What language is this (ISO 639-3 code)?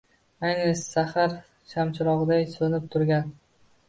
uzb